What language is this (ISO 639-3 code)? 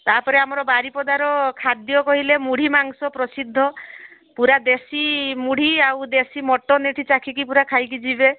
ori